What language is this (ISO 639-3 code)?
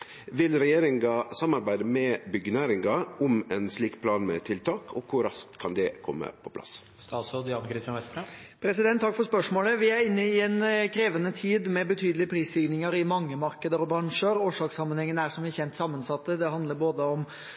nor